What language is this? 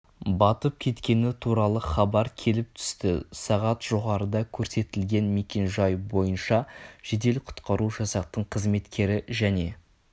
Kazakh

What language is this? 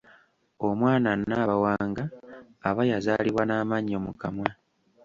Ganda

